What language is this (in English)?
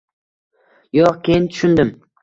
Uzbek